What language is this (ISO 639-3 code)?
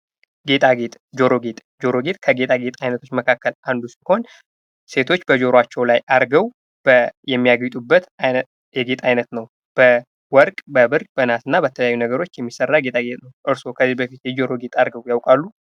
amh